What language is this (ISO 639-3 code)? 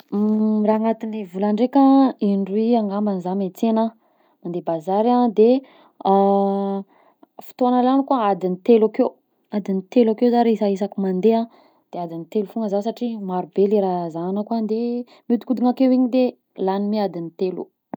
bzc